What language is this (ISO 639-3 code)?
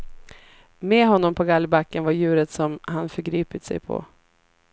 swe